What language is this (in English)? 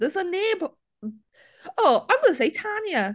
Welsh